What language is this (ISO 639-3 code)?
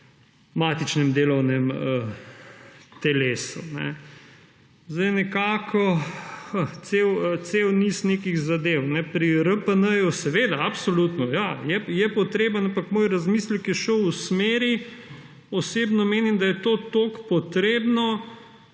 slv